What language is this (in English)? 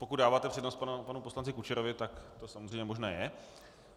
Czech